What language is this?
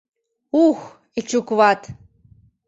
Mari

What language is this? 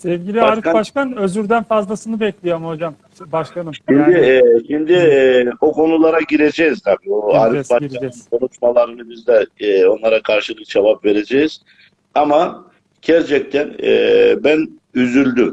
Turkish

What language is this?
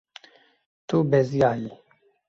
Kurdish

